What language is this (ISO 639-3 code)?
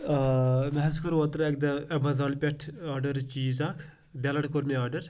kas